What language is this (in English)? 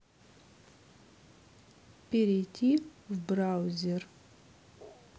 Russian